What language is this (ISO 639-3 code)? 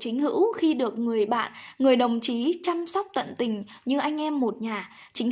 vie